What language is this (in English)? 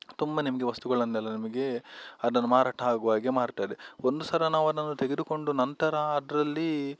Kannada